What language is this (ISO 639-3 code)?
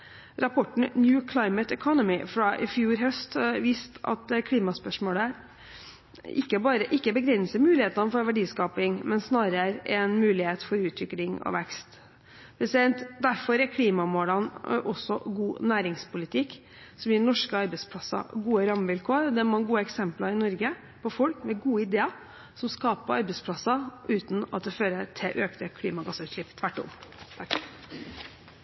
nob